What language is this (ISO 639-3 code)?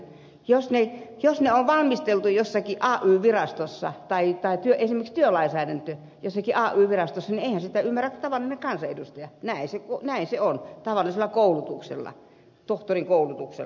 fin